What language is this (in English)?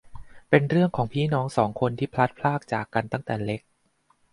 Thai